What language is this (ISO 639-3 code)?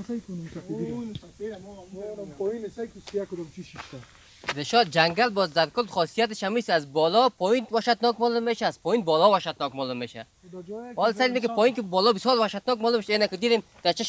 fas